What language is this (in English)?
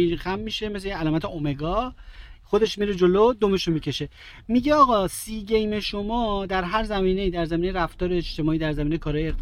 Persian